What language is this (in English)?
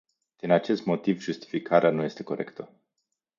Romanian